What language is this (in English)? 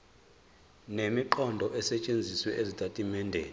Zulu